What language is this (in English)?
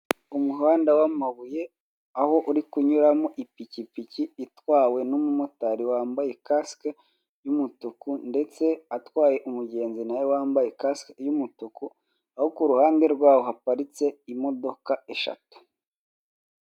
Kinyarwanda